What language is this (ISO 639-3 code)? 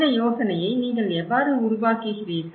tam